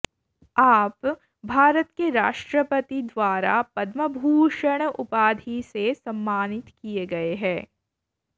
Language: Sanskrit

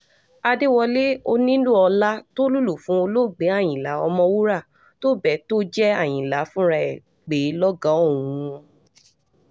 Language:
Yoruba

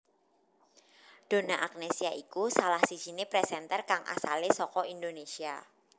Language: Javanese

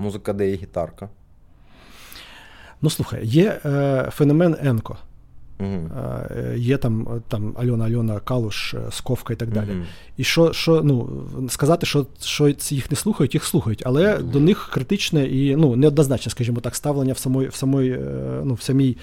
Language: Ukrainian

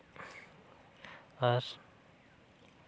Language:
Santali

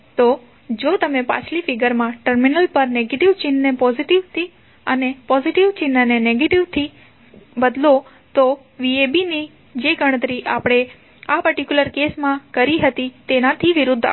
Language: Gujarati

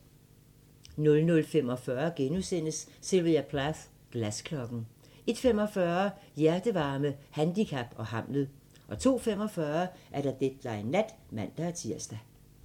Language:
Danish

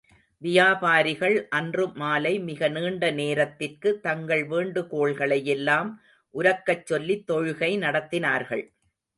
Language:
Tamil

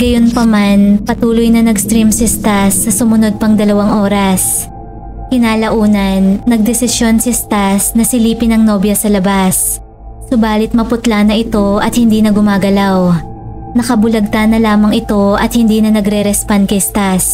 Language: Filipino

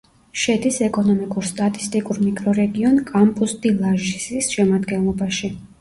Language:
Georgian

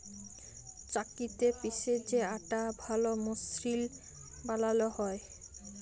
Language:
Bangla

